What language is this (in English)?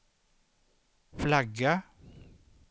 Swedish